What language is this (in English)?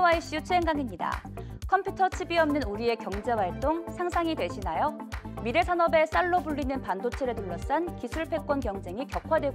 Korean